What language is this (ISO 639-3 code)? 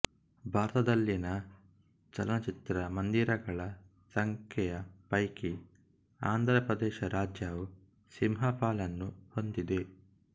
kan